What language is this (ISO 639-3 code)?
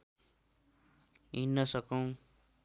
nep